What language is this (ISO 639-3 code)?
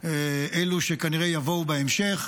heb